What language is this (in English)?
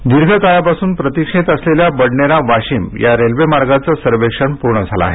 Marathi